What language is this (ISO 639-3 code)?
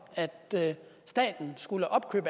dan